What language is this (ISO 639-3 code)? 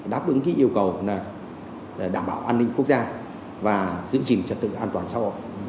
vie